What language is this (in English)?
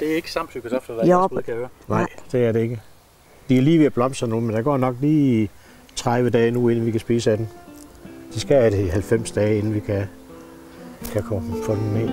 Danish